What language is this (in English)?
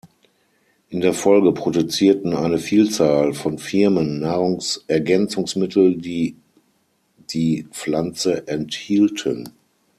German